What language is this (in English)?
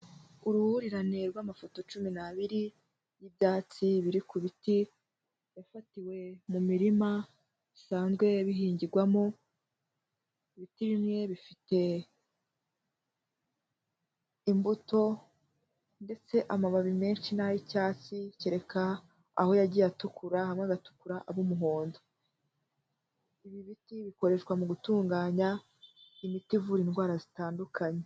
Kinyarwanda